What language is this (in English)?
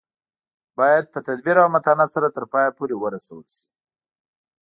Pashto